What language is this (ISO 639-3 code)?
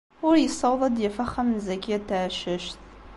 kab